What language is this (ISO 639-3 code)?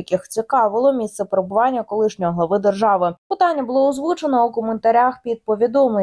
ukr